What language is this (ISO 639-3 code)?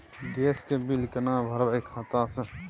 mai